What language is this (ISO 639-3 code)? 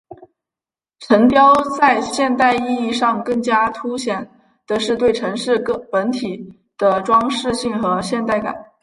zho